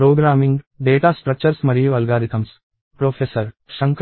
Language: Telugu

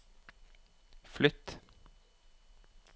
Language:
Norwegian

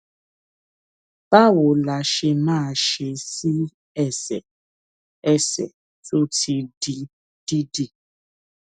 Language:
Yoruba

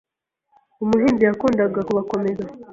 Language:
Kinyarwanda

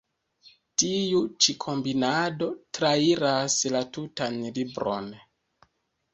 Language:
Esperanto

